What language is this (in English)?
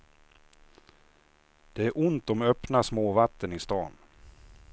Swedish